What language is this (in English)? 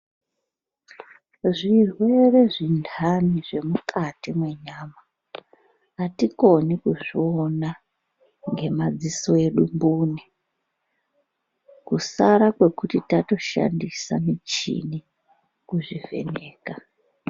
Ndau